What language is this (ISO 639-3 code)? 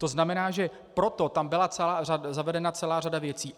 ces